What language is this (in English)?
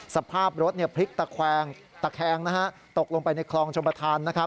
Thai